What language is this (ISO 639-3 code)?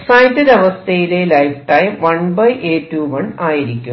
mal